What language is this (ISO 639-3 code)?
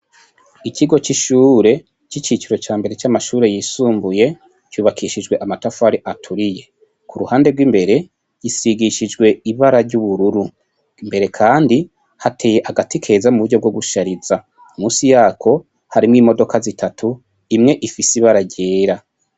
run